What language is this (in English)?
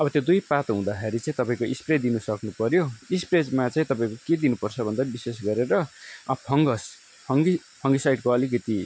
Nepali